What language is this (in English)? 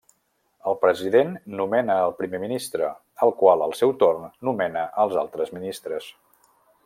Catalan